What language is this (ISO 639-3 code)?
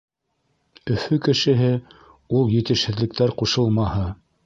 bak